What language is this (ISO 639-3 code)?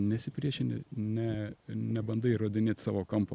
lit